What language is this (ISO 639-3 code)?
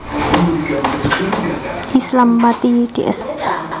jav